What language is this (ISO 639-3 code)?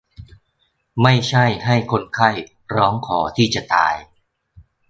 tha